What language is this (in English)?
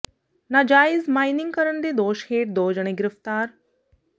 Punjabi